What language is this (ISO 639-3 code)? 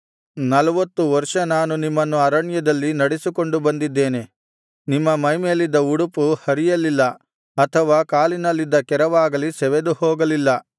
kan